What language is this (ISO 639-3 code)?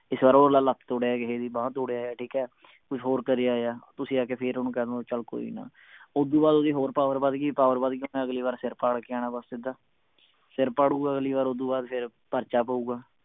pan